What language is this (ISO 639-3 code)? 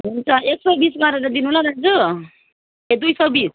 nep